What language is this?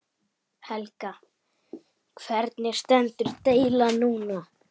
Icelandic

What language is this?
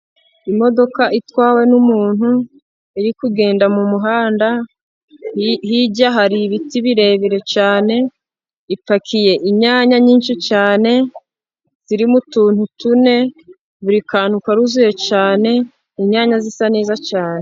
Kinyarwanda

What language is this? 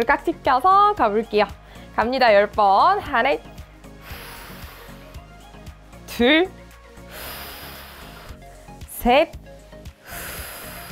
Korean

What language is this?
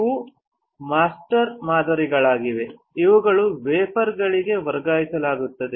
Kannada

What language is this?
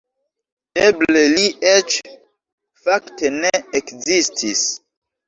Esperanto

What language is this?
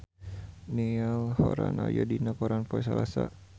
Sundanese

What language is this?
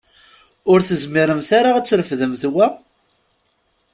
Kabyle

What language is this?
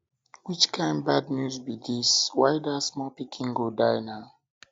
Nigerian Pidgin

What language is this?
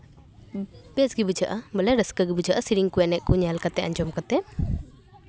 Santali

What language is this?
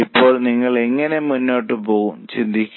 Malayalam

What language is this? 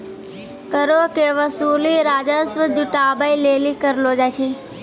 Maithili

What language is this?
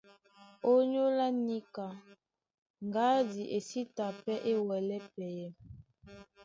Duala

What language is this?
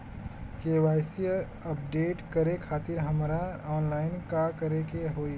Bhojpuri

